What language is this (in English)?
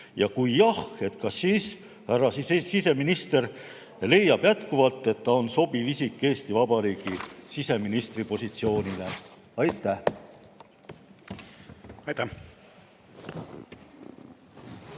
Estonian